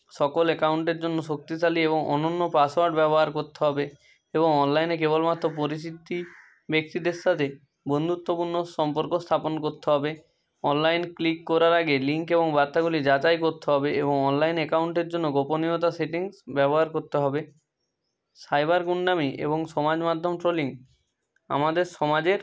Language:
Bangla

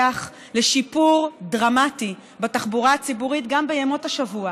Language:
Hebrew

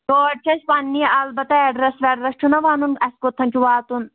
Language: Kashmiri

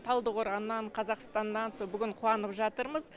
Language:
Kazakh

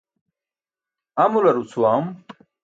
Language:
Burushaski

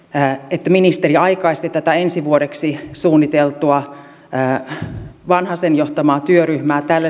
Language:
Finnish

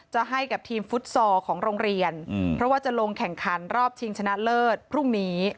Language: Thai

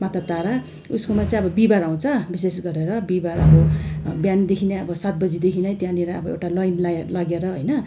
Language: Nepali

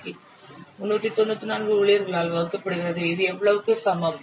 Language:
Tamil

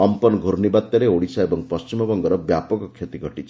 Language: Odia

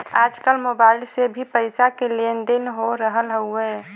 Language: Bhojpuri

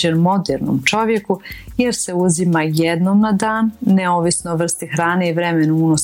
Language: Croatian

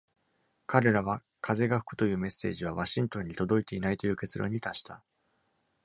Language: Japanese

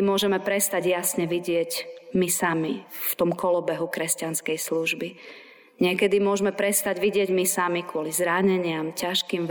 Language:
Slovak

